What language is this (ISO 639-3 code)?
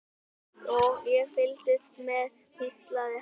isl